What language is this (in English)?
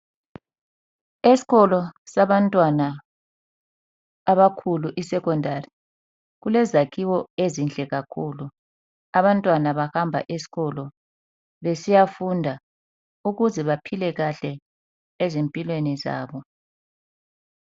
North Ndebele